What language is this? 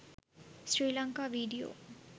Sinhala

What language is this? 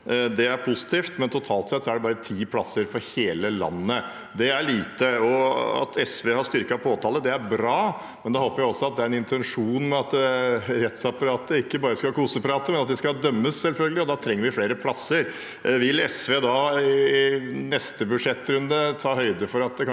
Norwegian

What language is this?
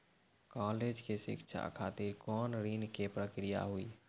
Maithili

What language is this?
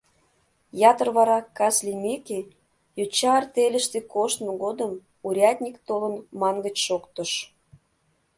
Mari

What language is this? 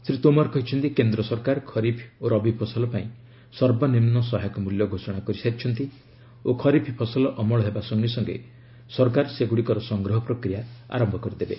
Odia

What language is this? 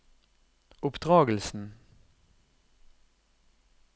Norwegian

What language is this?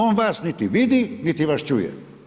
Croatian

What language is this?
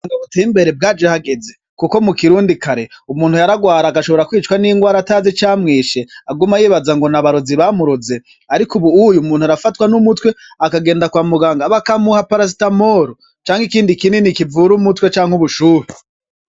Rundi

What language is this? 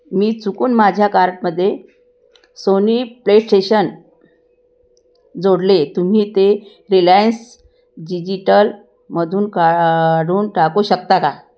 Marathi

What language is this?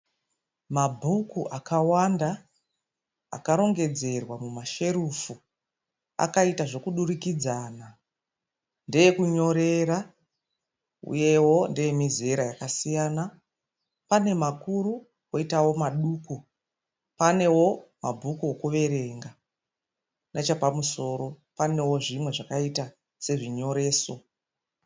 Shona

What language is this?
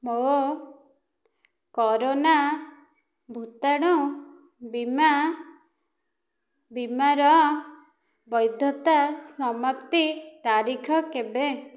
Odia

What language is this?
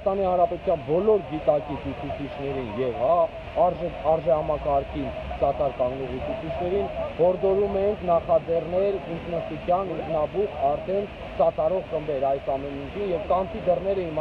Turkish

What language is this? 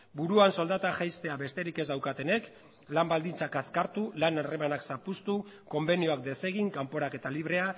Basque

